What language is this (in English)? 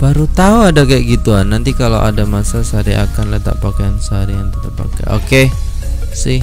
Indonesian